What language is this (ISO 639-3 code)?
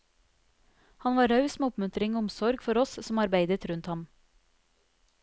nor